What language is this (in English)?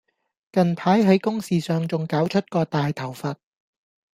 Cantonese